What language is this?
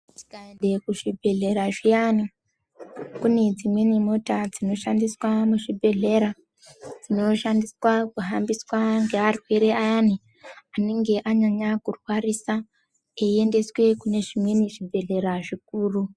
Ndau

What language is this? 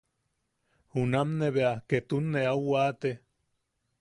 Yaqui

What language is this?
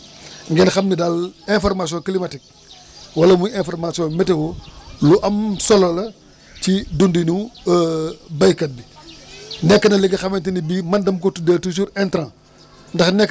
Wolof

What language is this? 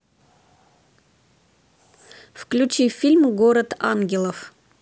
Russian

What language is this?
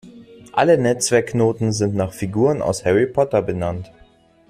German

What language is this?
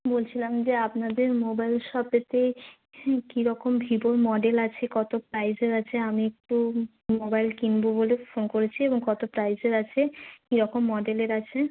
Bangla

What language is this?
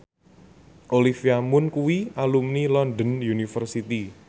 Javanese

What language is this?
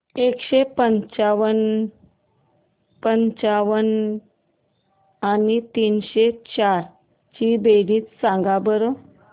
Marathi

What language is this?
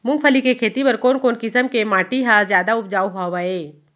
Chhattisgarhi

